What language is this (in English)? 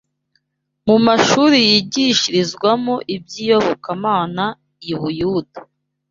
Kinyarwanda